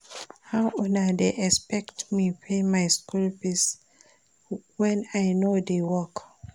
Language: Nigerian Pidgin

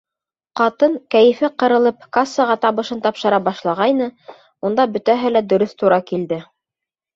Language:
Bashkir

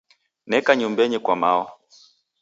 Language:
Taita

